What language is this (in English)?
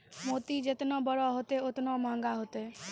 Maithili